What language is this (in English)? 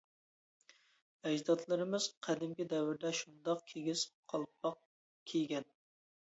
Uyghur